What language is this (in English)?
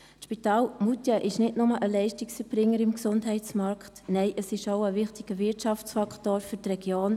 Swiss German